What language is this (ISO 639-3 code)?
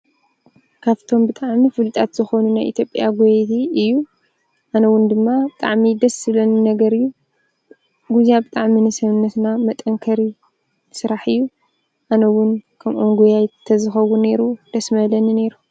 tir